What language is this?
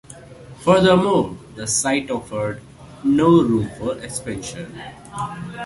English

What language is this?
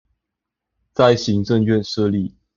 Chinese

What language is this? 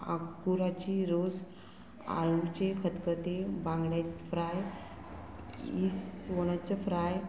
Konkani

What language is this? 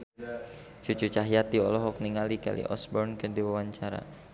Sundanese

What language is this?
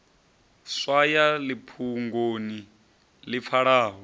Venda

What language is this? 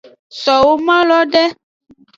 Aja (Benin)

